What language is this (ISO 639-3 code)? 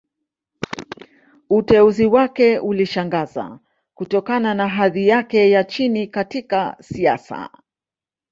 swa